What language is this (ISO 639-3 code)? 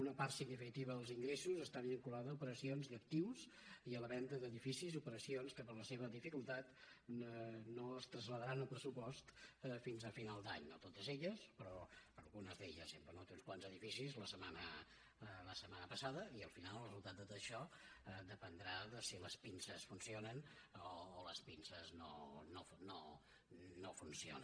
cat